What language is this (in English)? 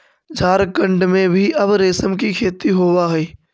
Magahi